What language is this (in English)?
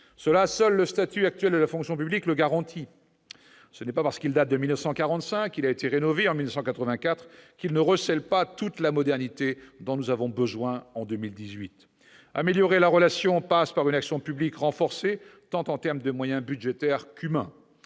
French